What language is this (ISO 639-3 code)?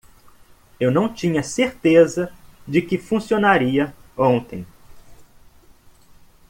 por